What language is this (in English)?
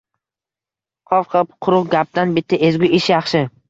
Uzbek